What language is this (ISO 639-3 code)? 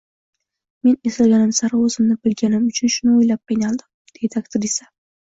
uzb